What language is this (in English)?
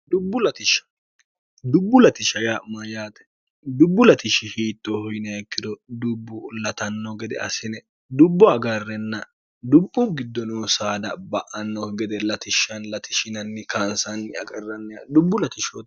Sidamo